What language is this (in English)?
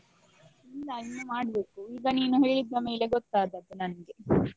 Kannada